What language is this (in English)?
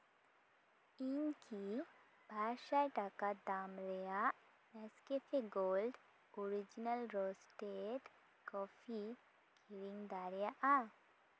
Santali